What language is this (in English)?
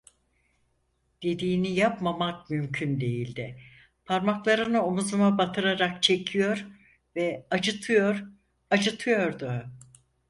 Turkish